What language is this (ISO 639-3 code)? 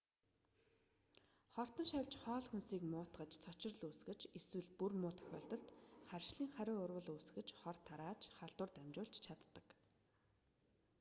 mon